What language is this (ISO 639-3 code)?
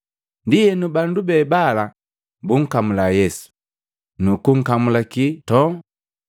mgv